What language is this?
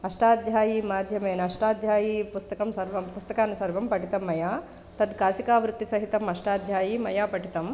Sanskrit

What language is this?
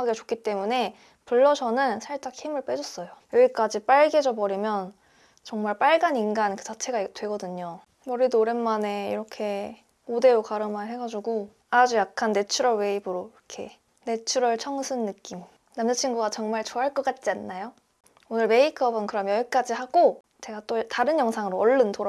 Korean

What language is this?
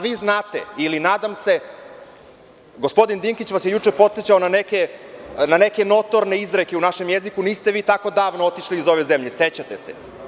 Serbian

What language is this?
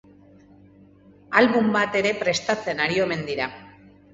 Basque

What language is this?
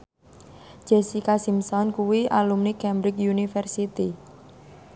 Javanese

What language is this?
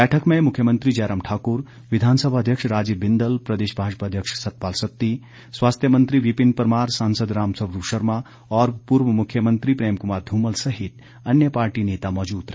Hindi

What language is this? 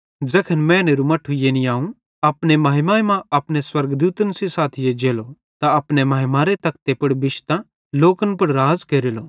Bhadrawahi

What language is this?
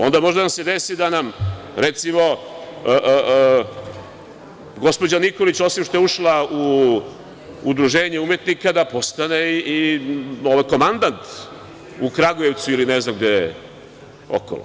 Serbian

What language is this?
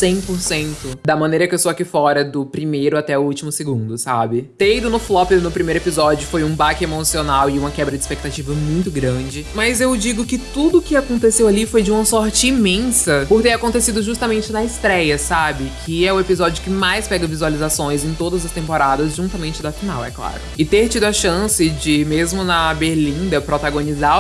Portuguese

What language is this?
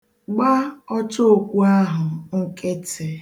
Igbo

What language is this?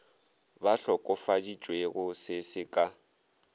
Northern Sotho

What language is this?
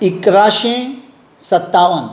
Konkani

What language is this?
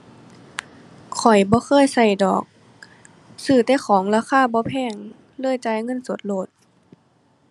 Thai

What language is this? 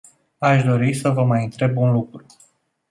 Romanian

